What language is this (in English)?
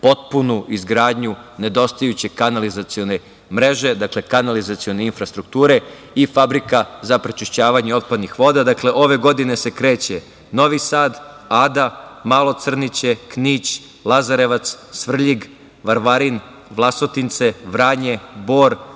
Serbian